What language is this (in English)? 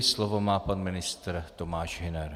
Czech